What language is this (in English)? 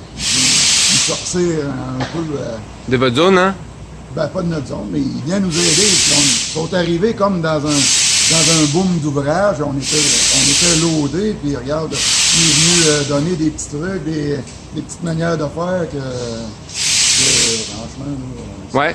French